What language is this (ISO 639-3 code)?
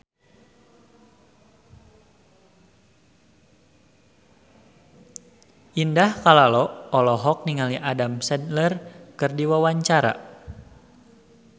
sun